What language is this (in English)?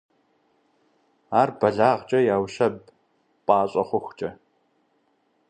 Kabardian